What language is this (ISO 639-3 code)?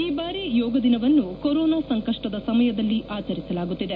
kan